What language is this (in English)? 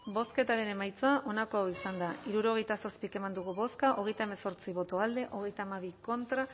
Basque